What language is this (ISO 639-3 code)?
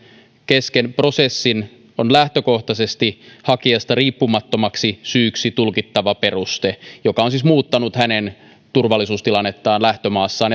fin